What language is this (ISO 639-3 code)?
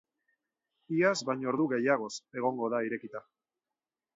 eus